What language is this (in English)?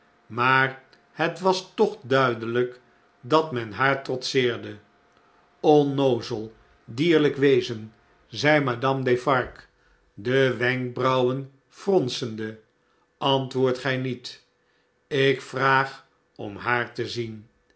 Dutch